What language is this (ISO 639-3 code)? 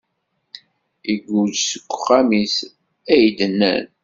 kab